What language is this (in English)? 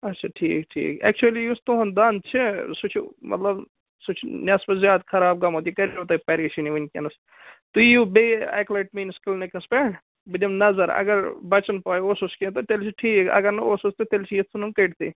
Kashmiri